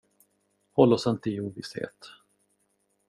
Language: Swedish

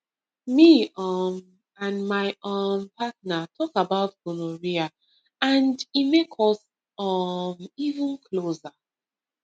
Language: Nigerian Pidgin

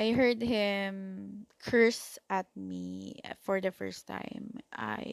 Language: Filipino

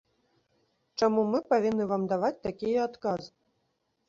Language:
Belarusian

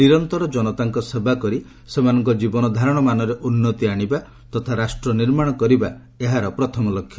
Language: Odia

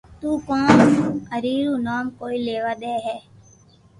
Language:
Loarki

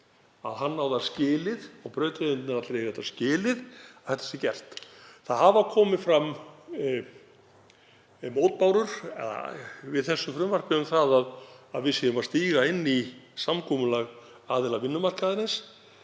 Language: Icelandic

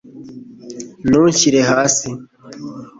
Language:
Kinyarwanda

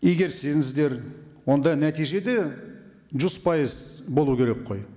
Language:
Kazakh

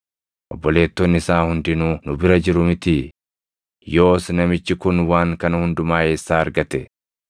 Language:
Oromo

